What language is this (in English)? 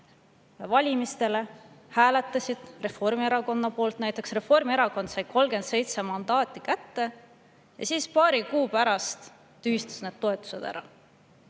Estonian